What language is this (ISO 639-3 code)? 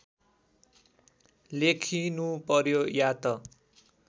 nep